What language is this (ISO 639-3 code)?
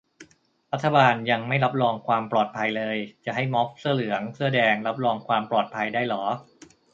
tha